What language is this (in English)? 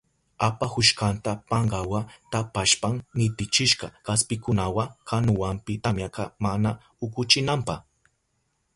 Southern Pastaza Quechua